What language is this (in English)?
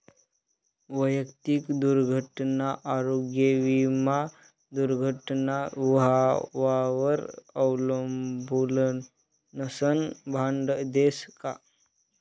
Marathi